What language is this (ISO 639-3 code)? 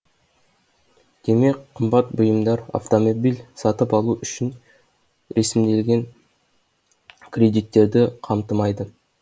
kaz